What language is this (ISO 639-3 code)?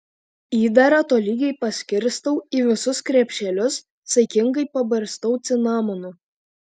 lit